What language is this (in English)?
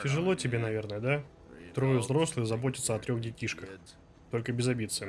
Russian